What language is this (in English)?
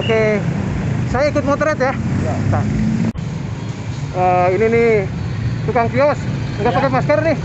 Indonesian